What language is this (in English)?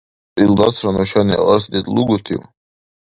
Dargwa